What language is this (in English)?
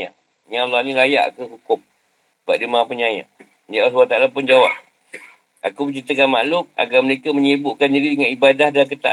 Malay